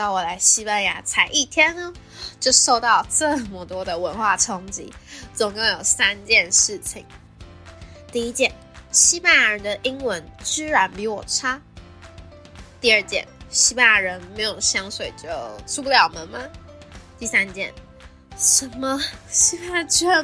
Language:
Chinese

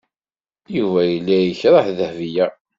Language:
Kabyle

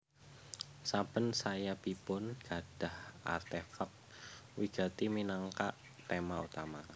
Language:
Javanese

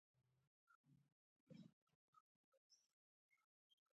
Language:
Pashto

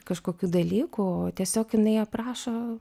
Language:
Lithuanian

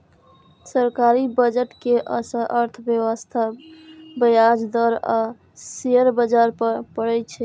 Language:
Maithili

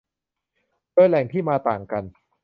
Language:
Thai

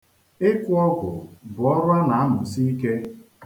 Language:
Igbo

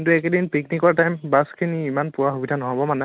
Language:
Assamese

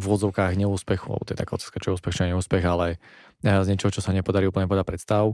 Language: Slovak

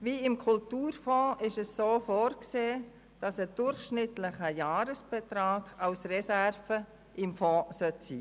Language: Swiss German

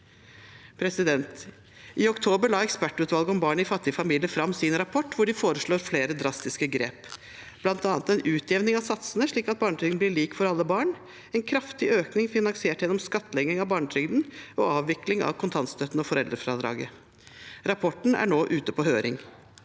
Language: Norwegian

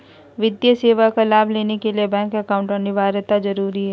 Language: Magahi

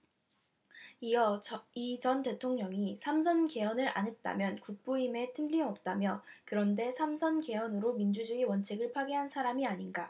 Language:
Korean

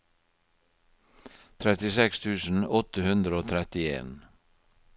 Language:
Norwegian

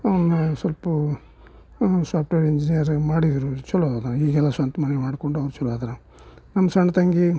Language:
Kannada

